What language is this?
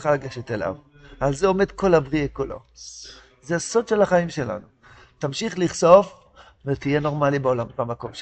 Hebrew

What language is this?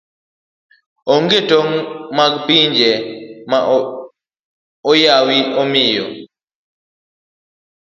Luo (Kenya and Tanzania)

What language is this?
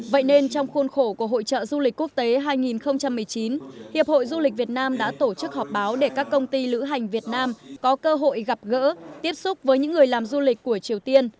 Vietnamese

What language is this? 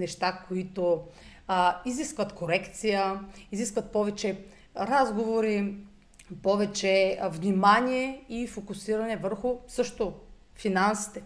Bulgarian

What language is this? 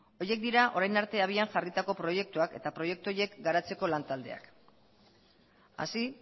Basque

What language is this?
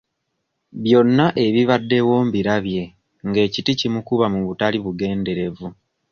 Ganda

